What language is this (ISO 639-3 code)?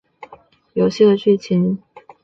zho